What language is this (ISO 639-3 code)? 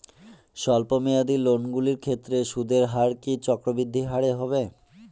ben